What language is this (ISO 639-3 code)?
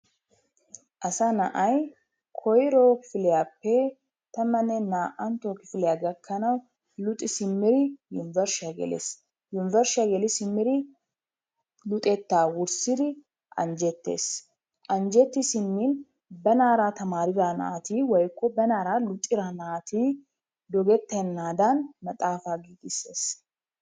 wal